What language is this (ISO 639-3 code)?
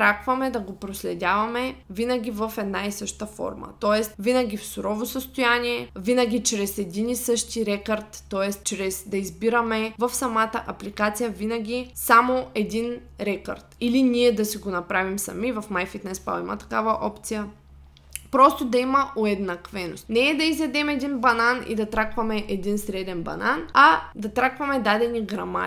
bul